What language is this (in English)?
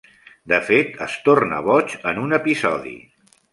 Catalan